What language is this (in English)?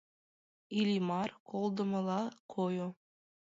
Mari